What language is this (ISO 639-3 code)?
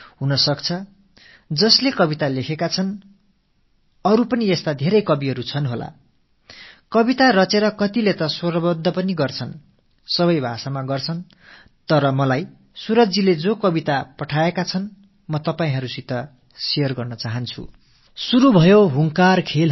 tam